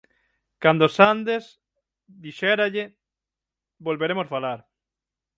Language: Galician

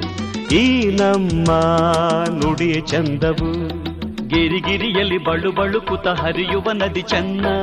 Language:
Kannada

